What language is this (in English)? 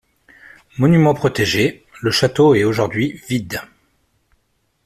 French